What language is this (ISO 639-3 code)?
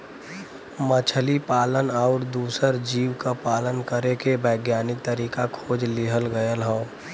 bho